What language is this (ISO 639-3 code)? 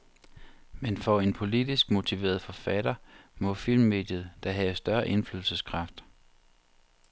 dan